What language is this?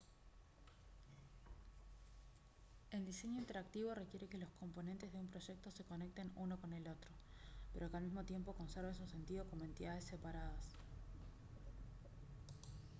Spanish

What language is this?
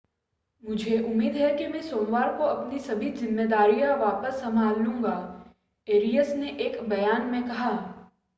Hindi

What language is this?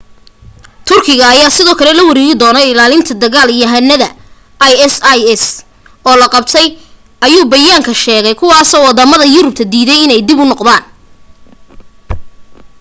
Somali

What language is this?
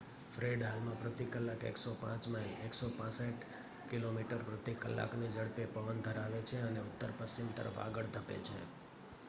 Gujarati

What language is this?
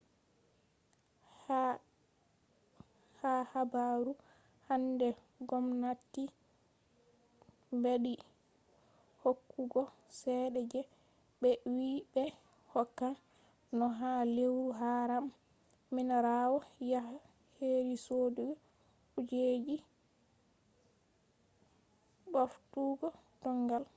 Fula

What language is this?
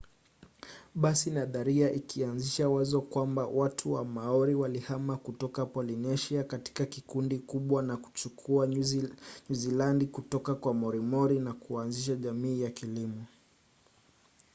Swahili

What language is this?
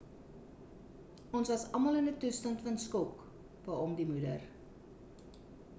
Afrikaans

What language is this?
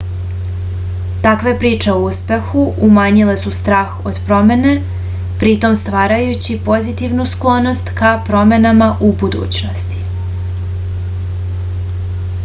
Serbian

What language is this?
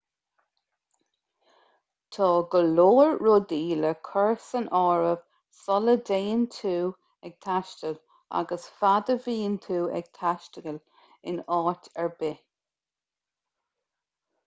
Irish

